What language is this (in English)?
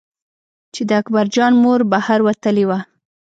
Pashto